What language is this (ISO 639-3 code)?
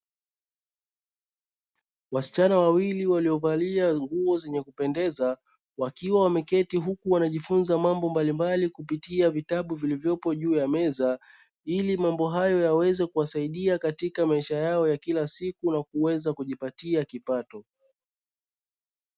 swa